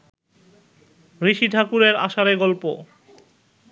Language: Bangla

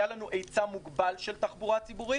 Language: Hebrew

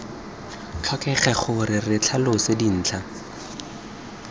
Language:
Tswana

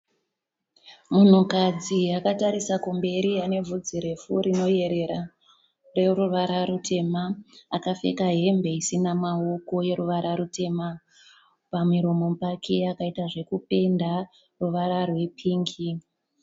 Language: Shona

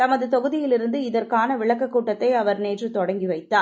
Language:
Tamil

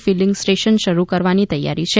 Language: Gujarati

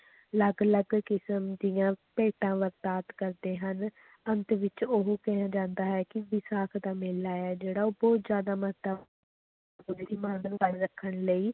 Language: Punjabi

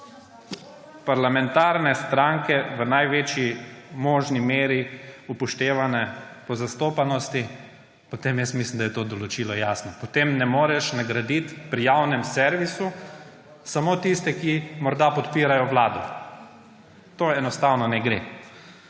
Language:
Slovenian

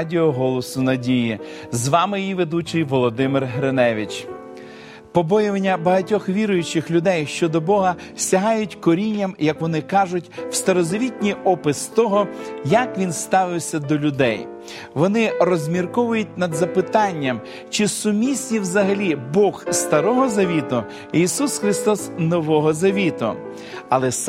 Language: Ukrainian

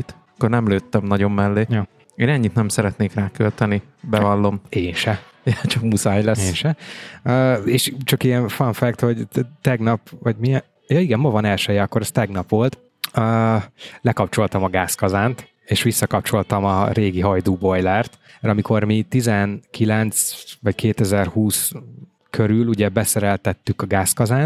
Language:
Hungarian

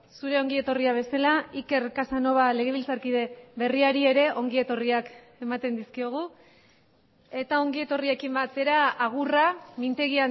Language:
Basque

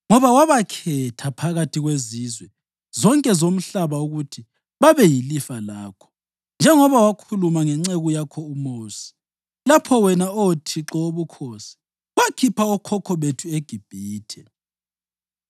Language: North Ndebele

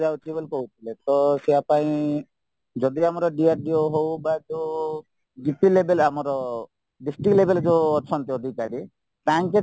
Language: Odia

